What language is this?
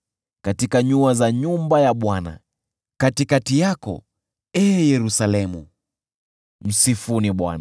Swahili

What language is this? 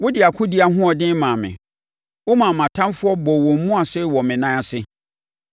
Akan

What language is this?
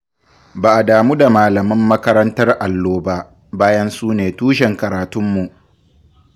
Hausa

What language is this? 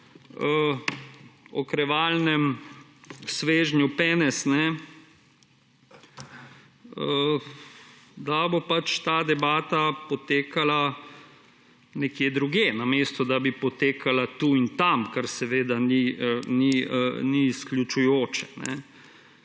Slovenian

